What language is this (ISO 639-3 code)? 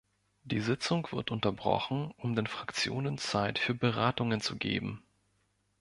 deu